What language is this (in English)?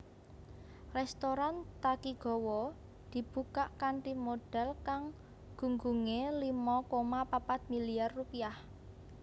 Javanese